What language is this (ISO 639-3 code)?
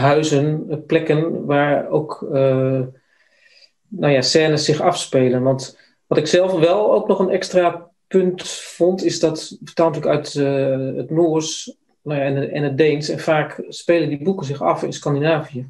nld